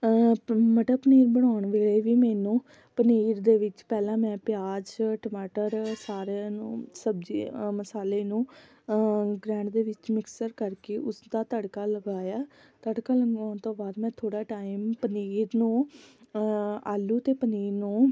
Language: Punjabi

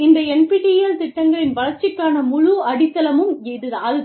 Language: Tamil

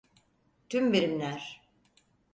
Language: Turkish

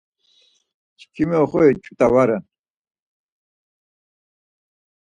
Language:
Laz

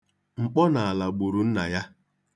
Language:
Igbo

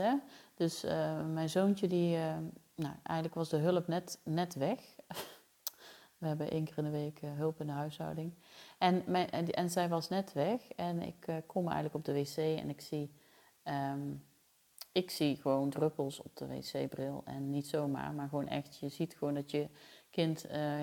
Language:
Dutch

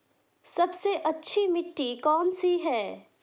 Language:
Hindi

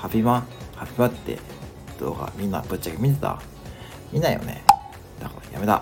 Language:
Japanese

